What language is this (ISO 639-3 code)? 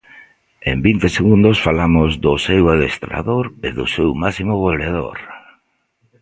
glg